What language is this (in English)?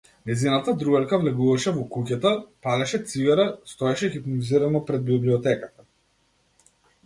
Macedonian